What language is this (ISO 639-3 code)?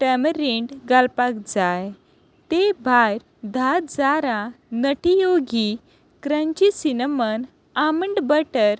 kok